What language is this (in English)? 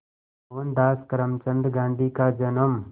Hindi